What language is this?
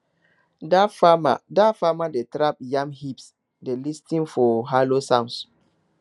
Nigerian Pidgin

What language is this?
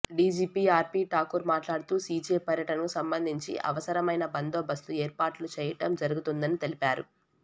Telugu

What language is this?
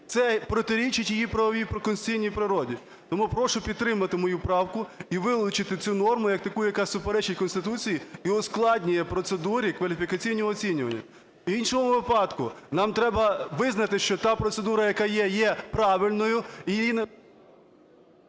Ukrainian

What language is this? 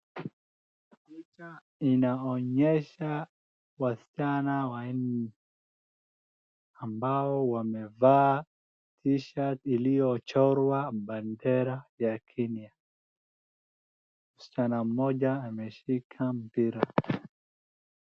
Swahili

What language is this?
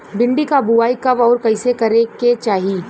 Bhojpuri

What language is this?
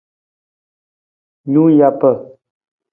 Nawdm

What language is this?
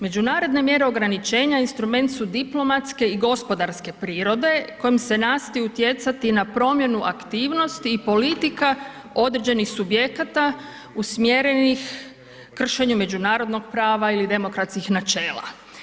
Croatian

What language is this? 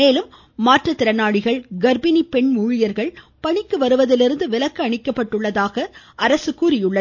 Tamil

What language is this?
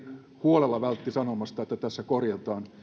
Finnish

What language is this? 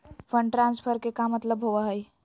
Magahi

